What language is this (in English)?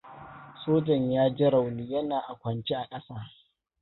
Hausa